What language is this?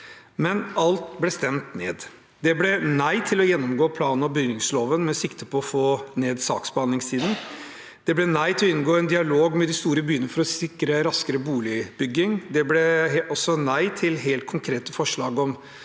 Norwegian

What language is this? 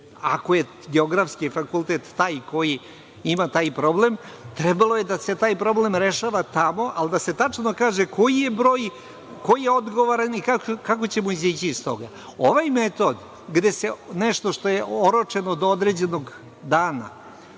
Serbian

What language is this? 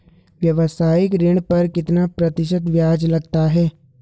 Hindi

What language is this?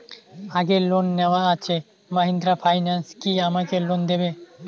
Bangla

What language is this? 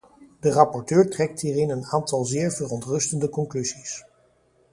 Dutch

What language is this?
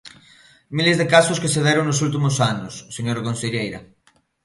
Galician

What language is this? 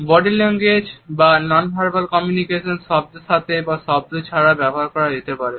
Bangla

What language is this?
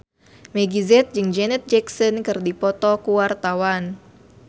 Sundanese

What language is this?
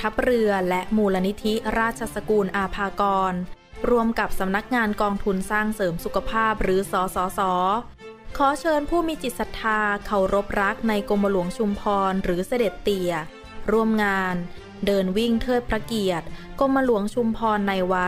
Thai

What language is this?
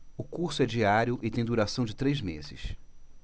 Portuguese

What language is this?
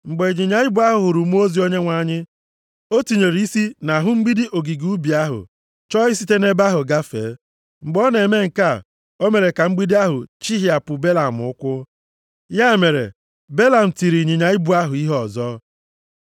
Igbo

